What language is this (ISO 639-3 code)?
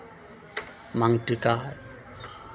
mai